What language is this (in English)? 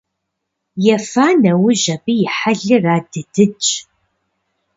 Kabardian